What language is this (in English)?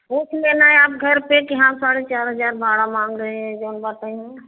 Hindi